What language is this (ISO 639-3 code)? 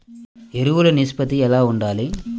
tel